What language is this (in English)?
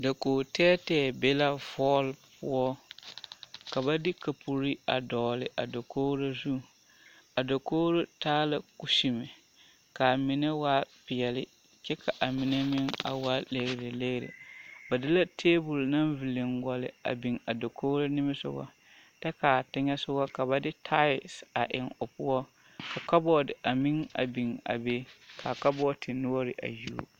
Southern Dagaare